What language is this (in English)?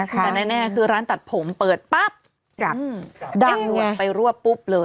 Thai